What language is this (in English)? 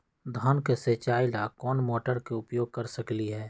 Magahi